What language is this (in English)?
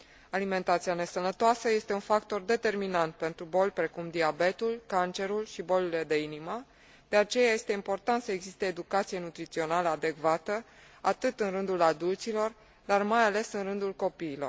Romanian